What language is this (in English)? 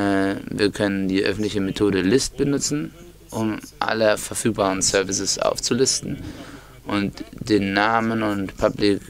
German